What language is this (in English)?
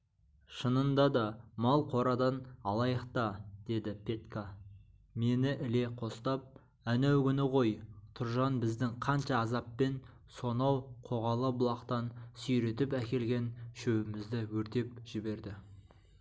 Kazakh